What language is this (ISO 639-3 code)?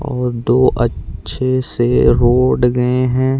hne